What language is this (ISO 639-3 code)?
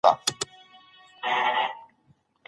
pus